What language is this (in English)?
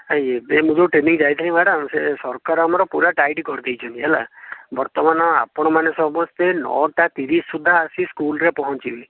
Odia